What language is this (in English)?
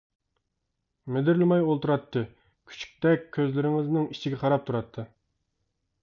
Uyghur